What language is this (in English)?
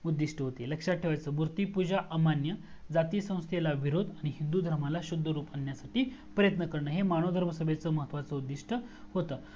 Marathi